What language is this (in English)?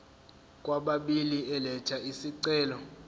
Zulu